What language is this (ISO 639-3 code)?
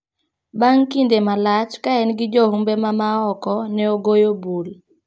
luo